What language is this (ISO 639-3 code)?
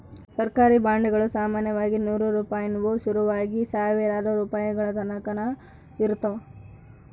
kan